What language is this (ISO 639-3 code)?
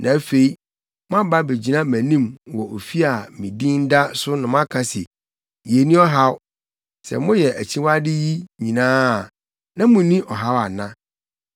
aka